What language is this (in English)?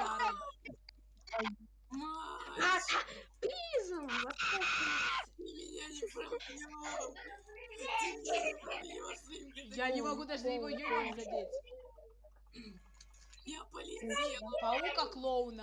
Russian